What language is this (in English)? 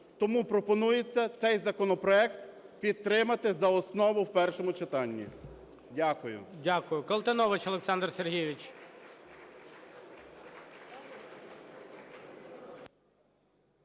Ukrainian